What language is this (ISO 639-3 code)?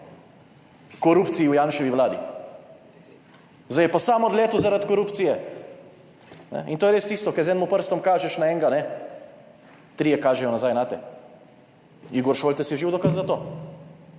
slv